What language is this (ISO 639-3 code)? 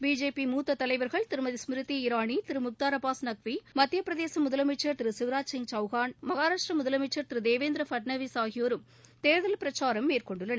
tam